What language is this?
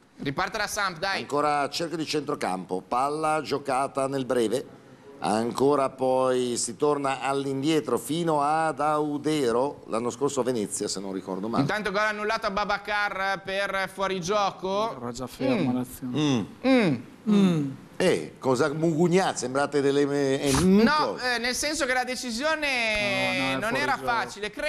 Italian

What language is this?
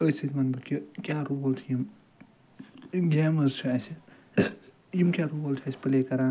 Kashmiri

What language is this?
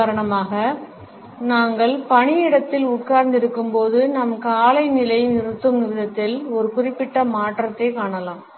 Tamil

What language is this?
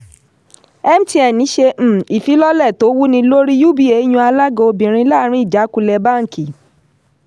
Yoruba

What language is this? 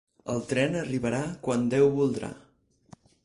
Catalan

